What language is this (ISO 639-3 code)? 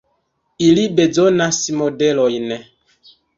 epo